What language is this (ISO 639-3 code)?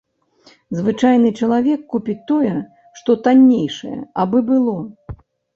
bel